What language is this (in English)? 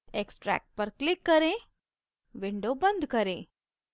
Hindi